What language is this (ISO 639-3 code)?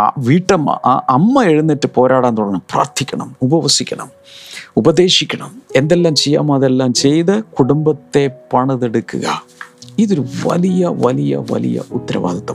mal